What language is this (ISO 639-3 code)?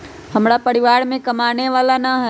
mag